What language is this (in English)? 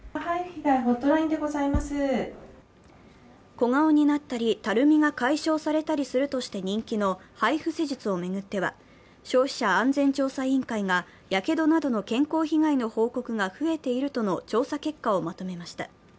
Japanese